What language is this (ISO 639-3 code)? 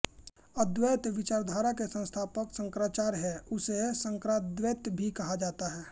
hin